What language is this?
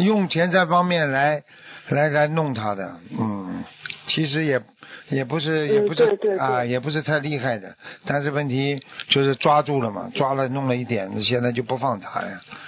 Chinese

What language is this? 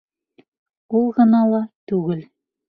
Bashkir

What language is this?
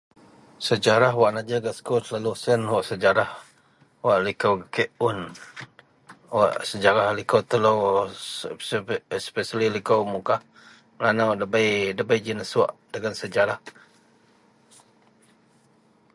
Central Melanau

